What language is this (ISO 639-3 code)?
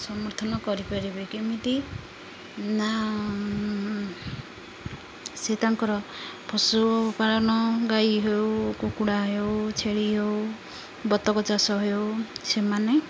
ori